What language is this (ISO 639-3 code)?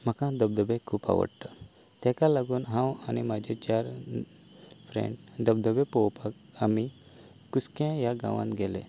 kok